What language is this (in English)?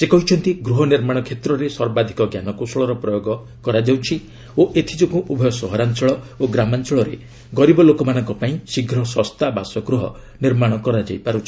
Odia